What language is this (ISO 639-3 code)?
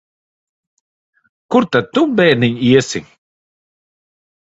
lav